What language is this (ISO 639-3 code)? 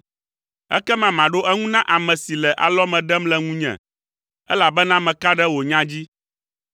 ewe